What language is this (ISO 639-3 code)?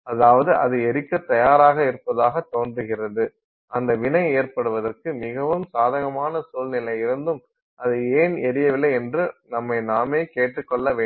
tam